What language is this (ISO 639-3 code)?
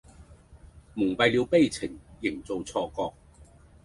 yue